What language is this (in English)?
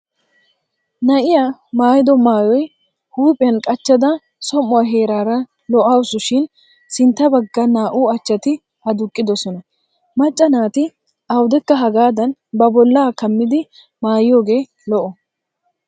Wolaytta